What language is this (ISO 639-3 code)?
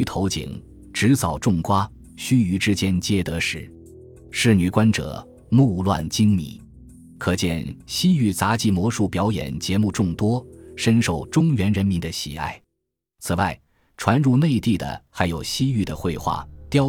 zho